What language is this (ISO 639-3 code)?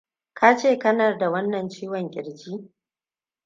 hau